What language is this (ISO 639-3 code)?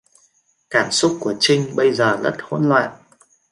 vie